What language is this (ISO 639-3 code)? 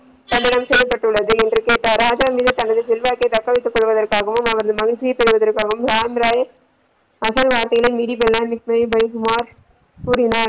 tam